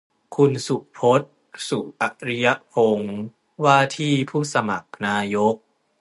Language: Thai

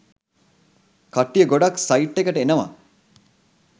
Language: Sinhala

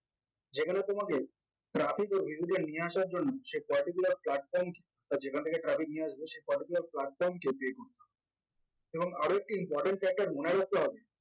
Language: Bangla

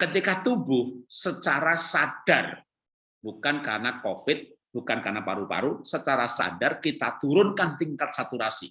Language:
Indonesian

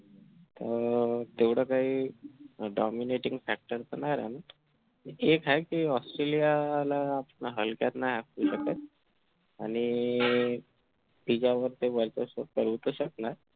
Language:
Marathi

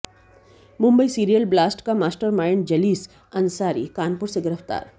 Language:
Hindi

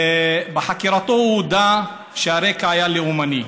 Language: Hebrew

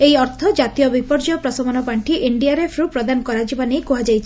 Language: Odia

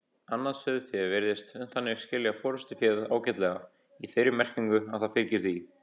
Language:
Icelandic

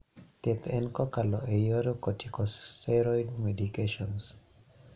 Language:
Luo (Kenya and Tanzania)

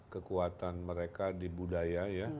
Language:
Indonesian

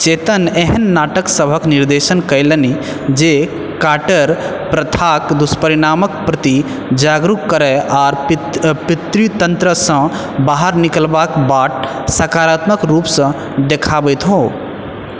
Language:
Maithili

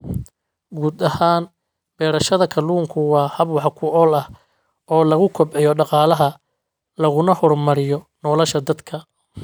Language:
Somali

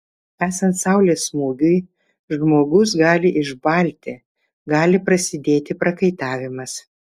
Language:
Lithuanian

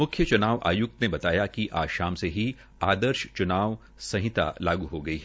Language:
Hindi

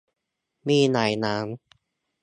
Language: Thai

